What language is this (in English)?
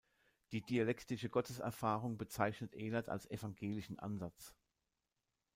German